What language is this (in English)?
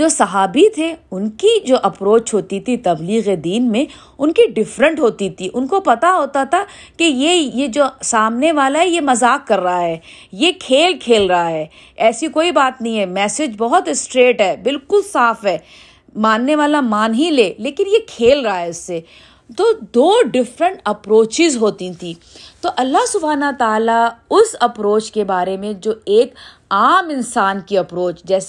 Urdu